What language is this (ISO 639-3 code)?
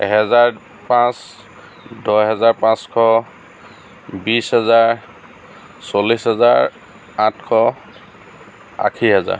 asm